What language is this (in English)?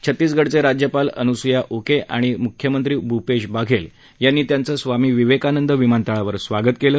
Marathi